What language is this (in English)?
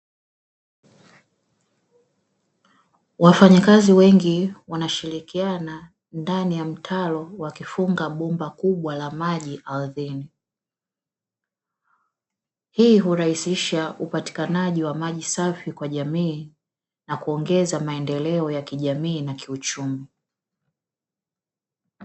Swahili